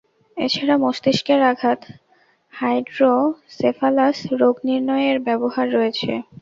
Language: Bangla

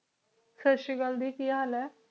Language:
Punjabi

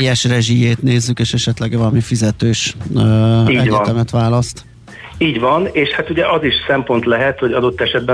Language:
Hungarian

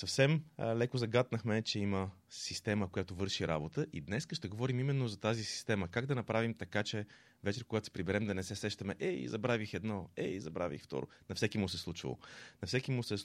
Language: Bulgarian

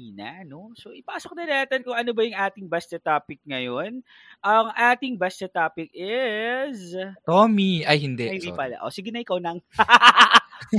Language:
Filipino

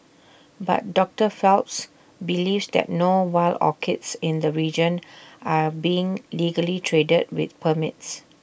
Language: English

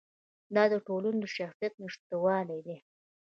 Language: Pashto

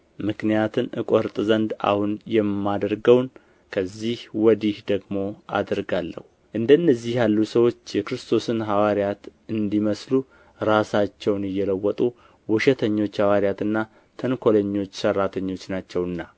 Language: Amharic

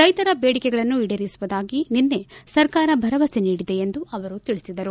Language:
Kannada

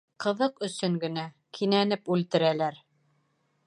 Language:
Bashkir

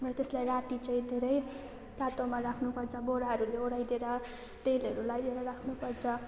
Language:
Nepali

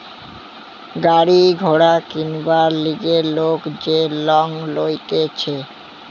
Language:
Bangla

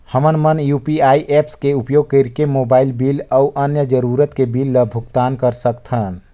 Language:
Chhattisgarhi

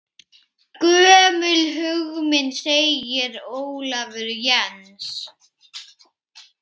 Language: Icelandic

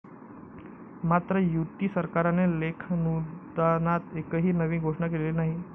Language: Marathi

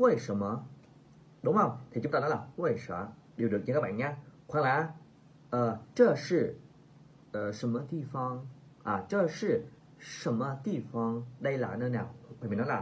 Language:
Vietnamese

